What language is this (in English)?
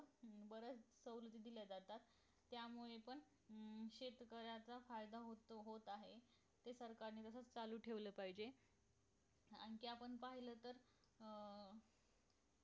Marathi